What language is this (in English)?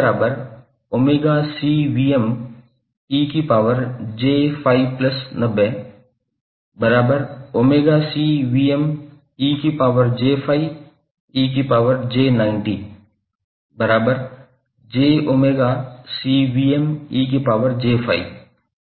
Hindi